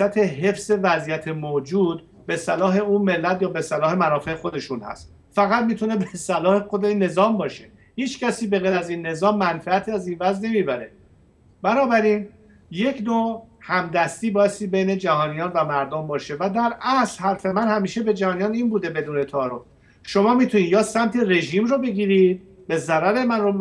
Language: Persian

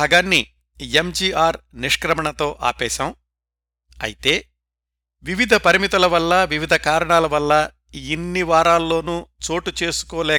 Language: Telugu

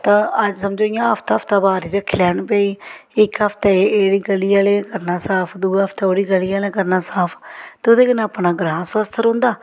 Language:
Dogri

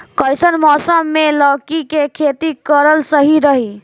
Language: Bhojpuri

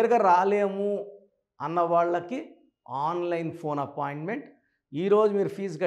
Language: Telugu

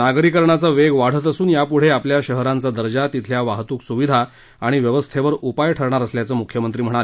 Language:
Marathi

